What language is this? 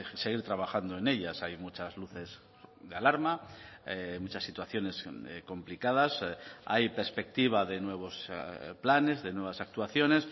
Spanish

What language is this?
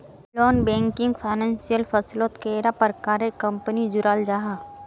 Magahi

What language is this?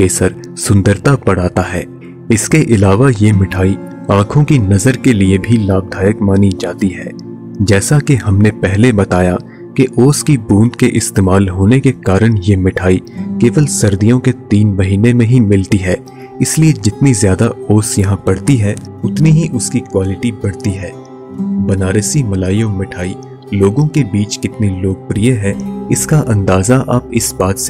Hindi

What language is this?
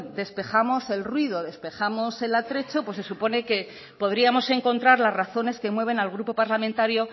Spanish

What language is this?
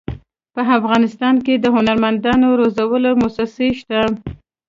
Pashto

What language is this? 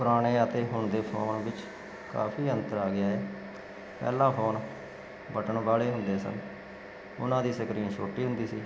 Punjabi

